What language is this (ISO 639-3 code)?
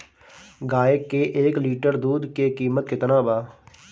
bho